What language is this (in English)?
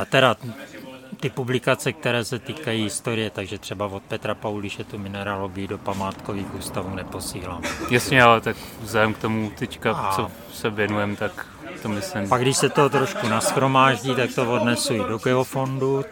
Czech